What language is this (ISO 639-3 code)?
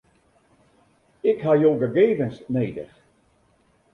fry